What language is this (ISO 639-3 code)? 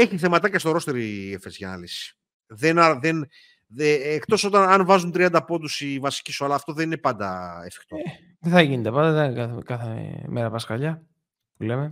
ell